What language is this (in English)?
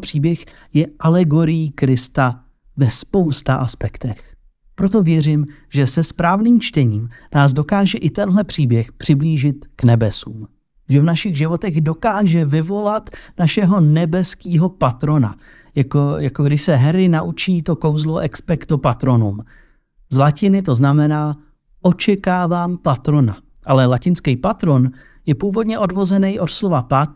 Czech